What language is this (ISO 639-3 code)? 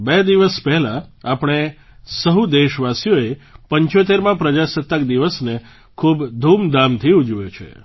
guj